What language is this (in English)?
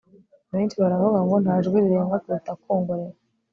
Kinyarwanda